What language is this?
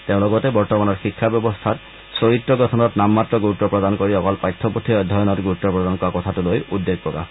Assamese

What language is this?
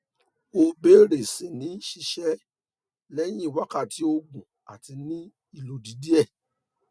Yoruba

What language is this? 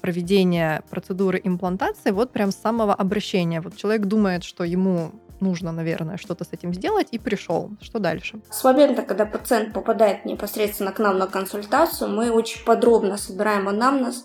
Russian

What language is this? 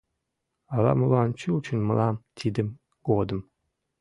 Mari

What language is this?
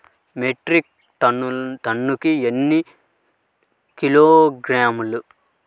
Telugu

